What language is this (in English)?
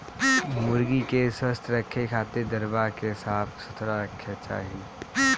Bhojpuri